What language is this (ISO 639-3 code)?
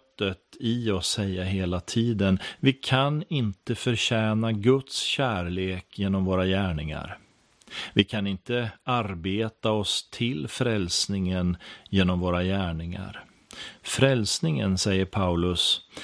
swe